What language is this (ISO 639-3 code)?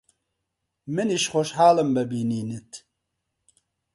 ckb